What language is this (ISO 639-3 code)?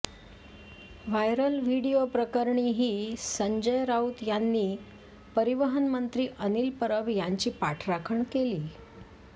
mar